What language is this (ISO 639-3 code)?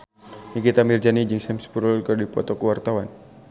sun